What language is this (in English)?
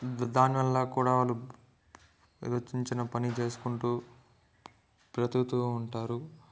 Telugu